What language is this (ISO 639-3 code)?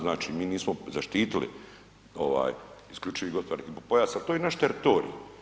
hrv